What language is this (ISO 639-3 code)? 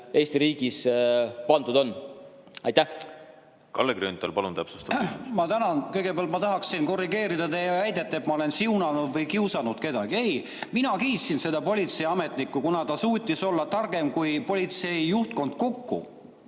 est